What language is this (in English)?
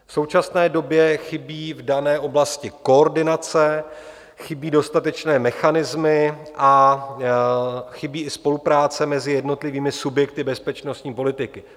Czech